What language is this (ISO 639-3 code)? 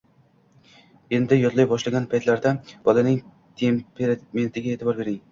uzb